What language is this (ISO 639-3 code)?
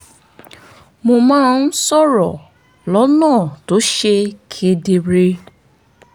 yor